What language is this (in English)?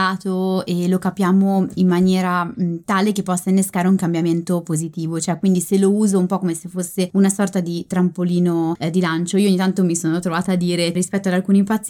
Italian